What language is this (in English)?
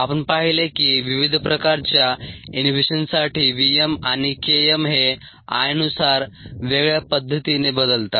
Marathi